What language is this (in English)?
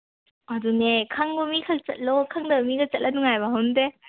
Manipuri